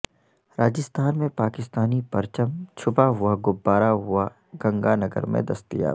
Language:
Urdu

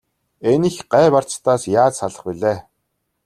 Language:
Mongolian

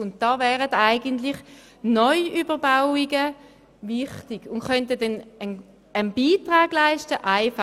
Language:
Swiss German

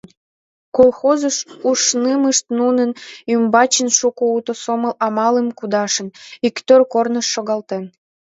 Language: Mari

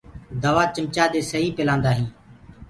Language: Gurgula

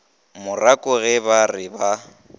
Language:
Northern Sotho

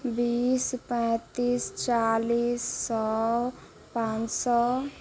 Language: Maithili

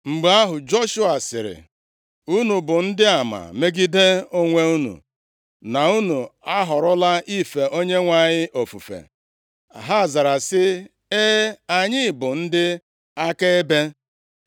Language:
Igbo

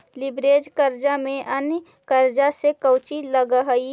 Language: Magahi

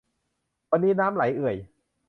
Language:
Thai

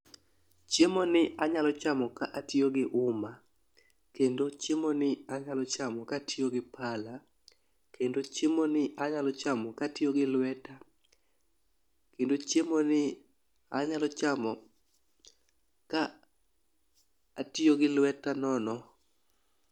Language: Luo (Kenya and Tanzania)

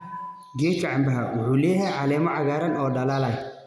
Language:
Somali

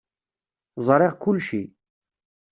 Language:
Kabyle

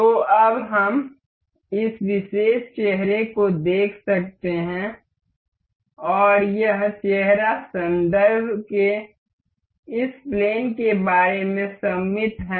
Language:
Hindi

